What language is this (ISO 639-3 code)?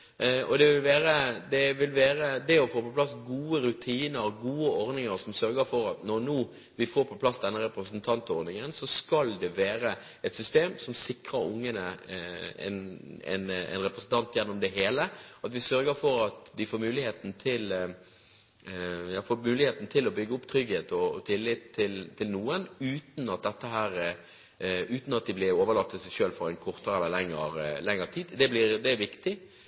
nob